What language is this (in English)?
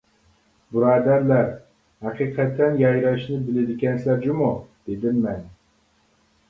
Uyghur